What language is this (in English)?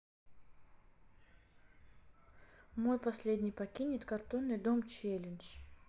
Russian